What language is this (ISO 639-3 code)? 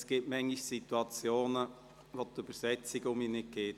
gsw